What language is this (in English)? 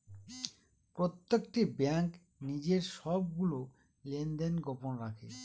Bangla